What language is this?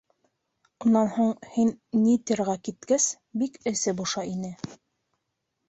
Bashkir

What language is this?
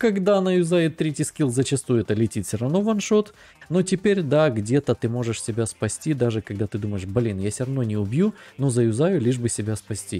Russian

